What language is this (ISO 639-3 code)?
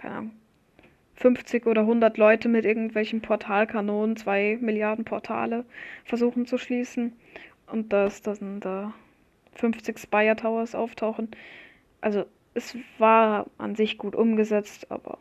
deu